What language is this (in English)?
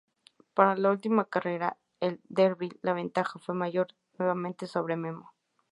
Spanish